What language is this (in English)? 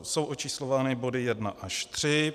Czech